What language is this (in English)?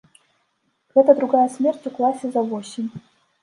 Belarusian